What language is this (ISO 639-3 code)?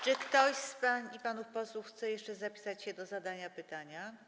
pol